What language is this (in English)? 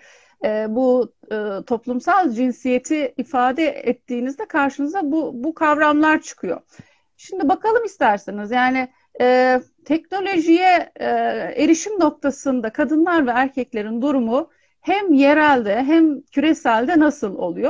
Turkish